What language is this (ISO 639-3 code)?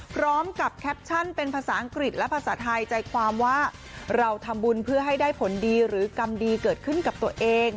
tha